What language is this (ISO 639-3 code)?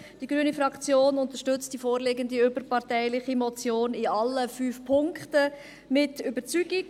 gsw